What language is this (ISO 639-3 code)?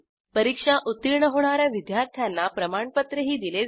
mar